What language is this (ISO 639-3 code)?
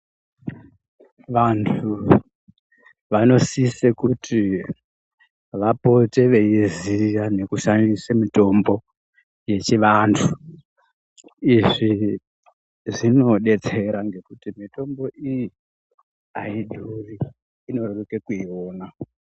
ndc